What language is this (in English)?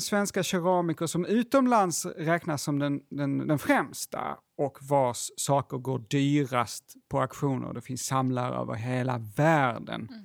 Swedish